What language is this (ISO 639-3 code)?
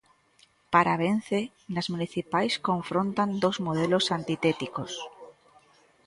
glg